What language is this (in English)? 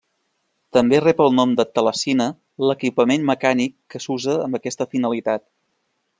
Catalan